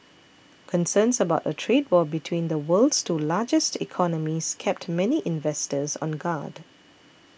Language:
English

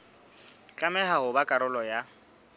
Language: Southern Sotho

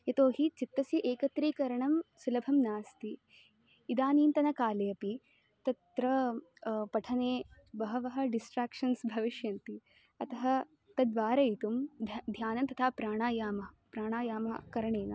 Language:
Sanskrit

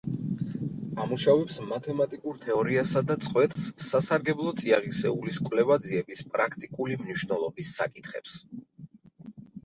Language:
Georgian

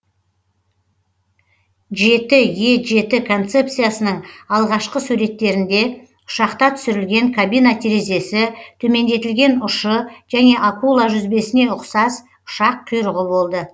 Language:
Kazakh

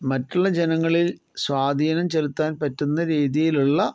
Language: Malayalam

